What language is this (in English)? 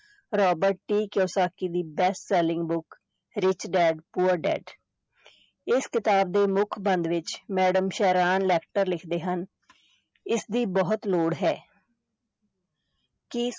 Punjabi